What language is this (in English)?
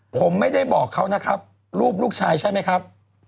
Thai